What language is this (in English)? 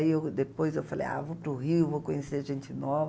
Portuguese